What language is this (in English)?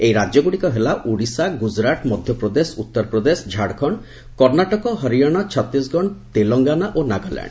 Odia